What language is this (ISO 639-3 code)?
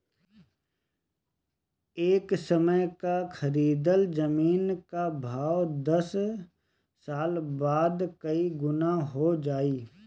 bho